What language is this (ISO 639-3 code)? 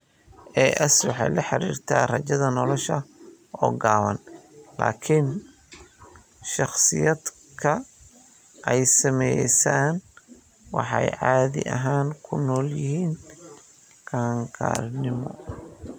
som